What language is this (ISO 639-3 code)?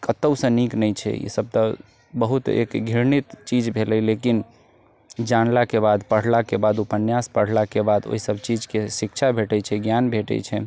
mai